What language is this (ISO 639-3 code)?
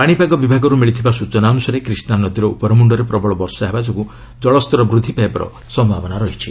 ori